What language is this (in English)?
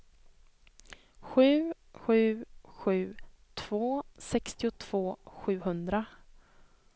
Swedish